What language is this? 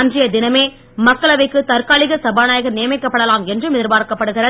Tamil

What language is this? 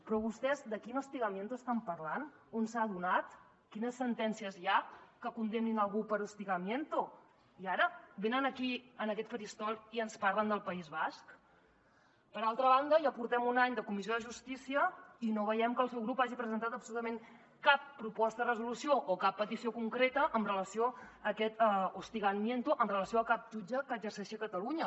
Catalan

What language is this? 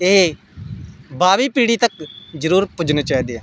Dogri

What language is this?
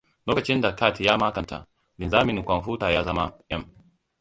Hausa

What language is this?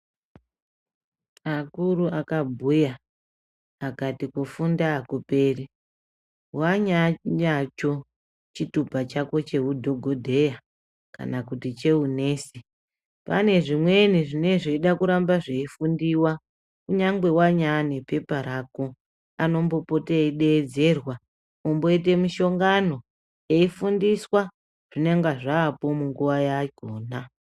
Ndau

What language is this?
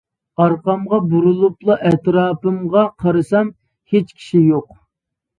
Uyghur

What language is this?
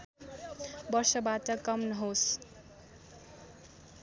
Nepali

